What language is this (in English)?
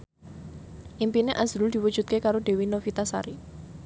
Javanese